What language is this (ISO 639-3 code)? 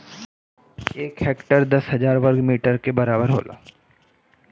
bho